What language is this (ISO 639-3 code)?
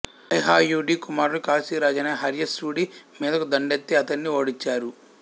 tel